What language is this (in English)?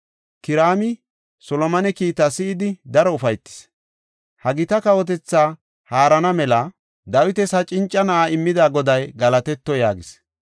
Gofa